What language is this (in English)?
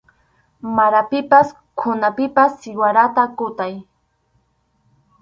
Arequipa-La Unión Quechua